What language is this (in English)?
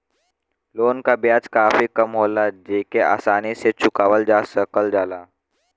Bhojpuri